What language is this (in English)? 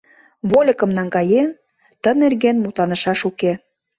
Mari